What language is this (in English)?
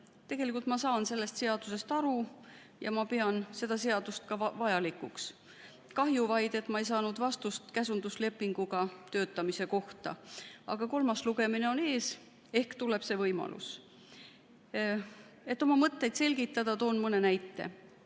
Estonian